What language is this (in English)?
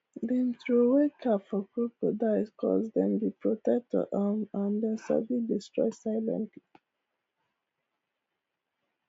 Nigerian Pidgin